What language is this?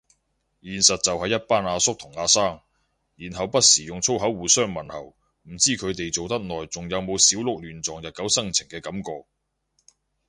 Cantonese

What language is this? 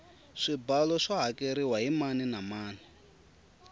Tsonga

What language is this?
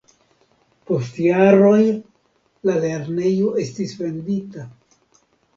Esperanto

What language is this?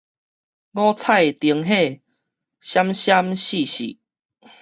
Min Nan Chinese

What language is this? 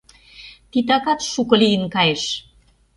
Mari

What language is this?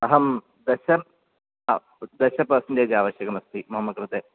Sanskrit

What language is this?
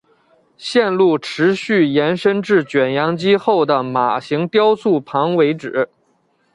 Chinese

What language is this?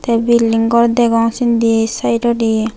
Chakma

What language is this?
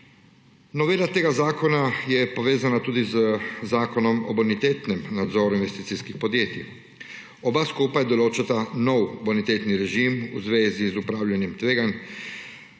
Slovenian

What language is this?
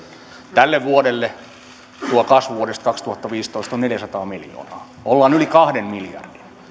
Finnish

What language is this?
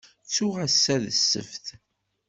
Kabyle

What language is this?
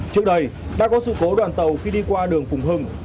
Vietnamese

